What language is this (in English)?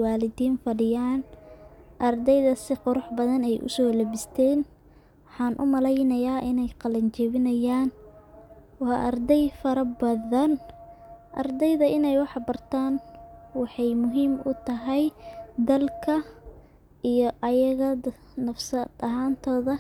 Somali